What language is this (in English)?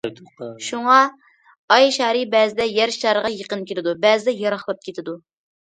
Uyghur